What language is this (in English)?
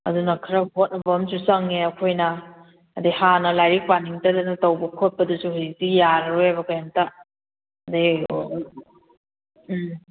Manipuri